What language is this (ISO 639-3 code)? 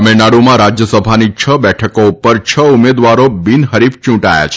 guj